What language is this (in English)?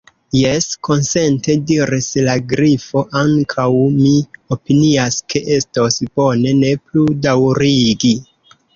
Esperanto